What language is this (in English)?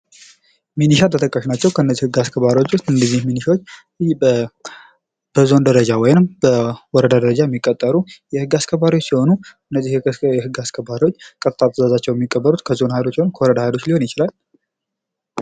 Amharic